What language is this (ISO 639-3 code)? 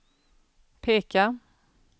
swe